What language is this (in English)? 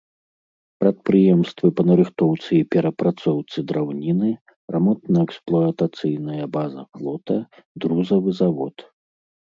Belarusian